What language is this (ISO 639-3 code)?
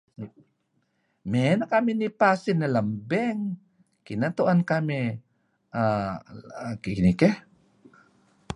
kzi